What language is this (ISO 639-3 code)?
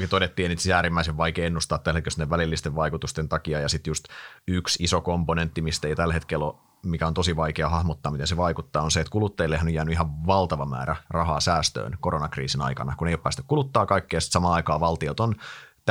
fin